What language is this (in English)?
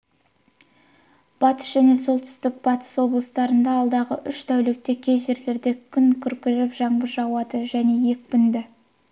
Kazakh